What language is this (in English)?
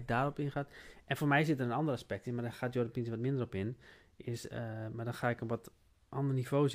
Dutch